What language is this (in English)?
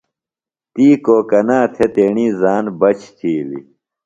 Phalura